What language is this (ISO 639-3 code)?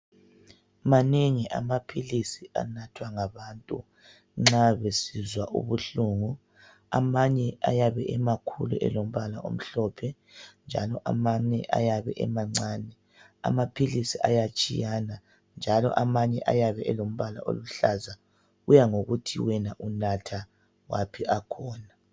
nde